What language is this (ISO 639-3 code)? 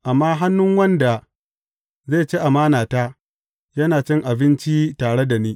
hau